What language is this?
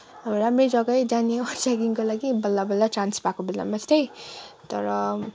Nepali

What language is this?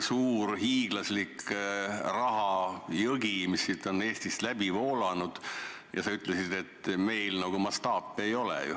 Estonian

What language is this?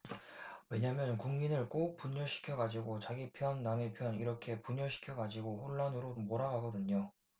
Korean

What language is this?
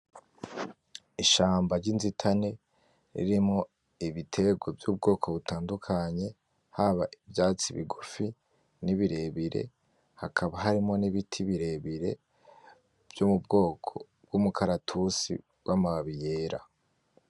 Rundi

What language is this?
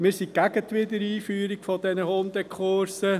Swiss German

